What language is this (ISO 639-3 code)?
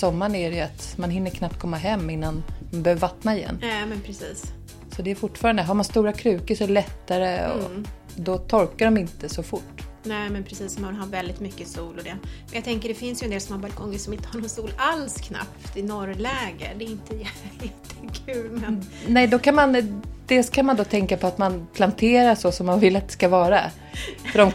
swe